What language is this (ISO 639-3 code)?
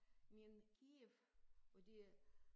dan